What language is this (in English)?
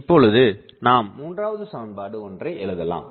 Tamil